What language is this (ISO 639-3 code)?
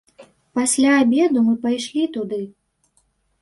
bel